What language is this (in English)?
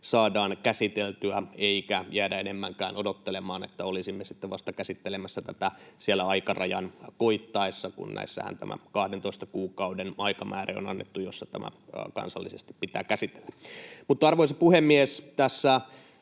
Finnish